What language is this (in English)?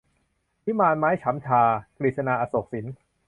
Thai